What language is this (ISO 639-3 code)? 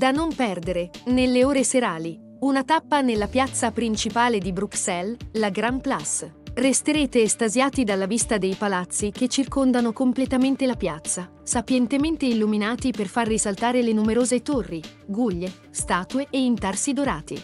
ita